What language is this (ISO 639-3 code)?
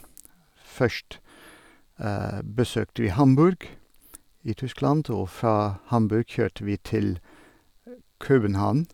nor